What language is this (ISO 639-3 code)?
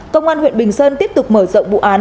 vie